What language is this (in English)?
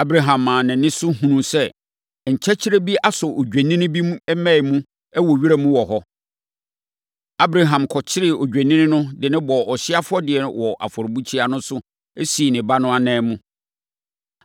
Akan